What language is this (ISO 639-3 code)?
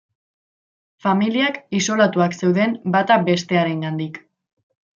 eus